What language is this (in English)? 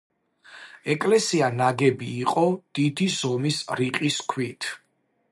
Georgian